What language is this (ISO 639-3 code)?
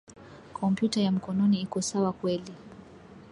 swa